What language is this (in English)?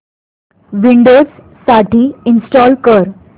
Marathi